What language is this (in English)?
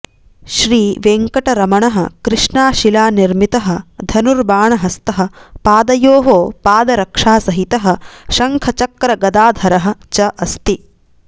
Sanskrit